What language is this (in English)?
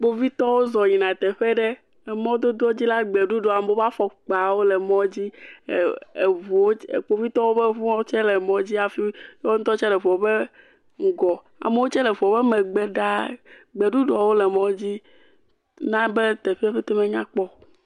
Ewe